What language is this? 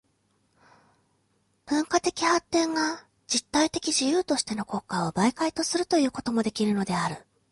Japanese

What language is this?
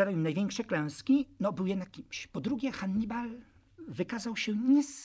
Polish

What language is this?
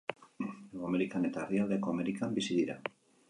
Basque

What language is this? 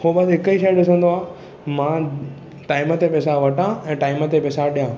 Sindhi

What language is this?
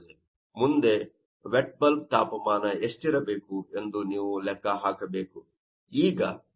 Kannada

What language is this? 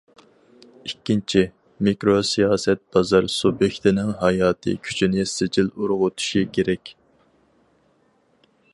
Uyghur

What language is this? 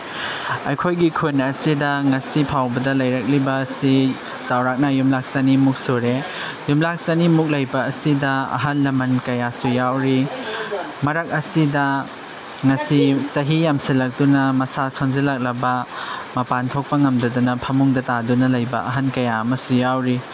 Manipuri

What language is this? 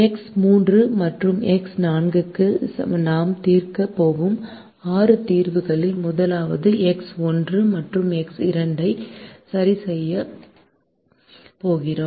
Tamil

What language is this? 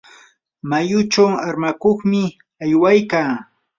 Yanahuanca Pasco Quechua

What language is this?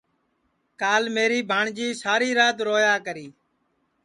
Sansi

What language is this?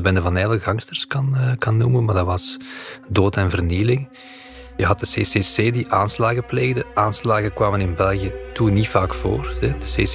Dutch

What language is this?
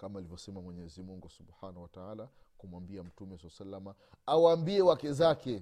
Swahili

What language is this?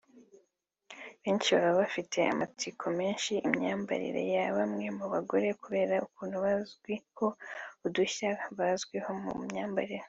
Kinyarwanda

